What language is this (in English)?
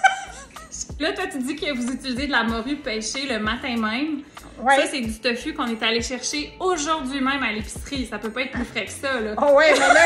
French